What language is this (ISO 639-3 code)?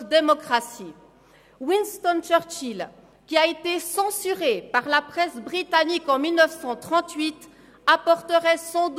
gsw